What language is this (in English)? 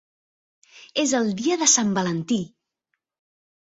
Catalan